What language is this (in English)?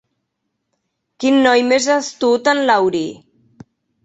Catalan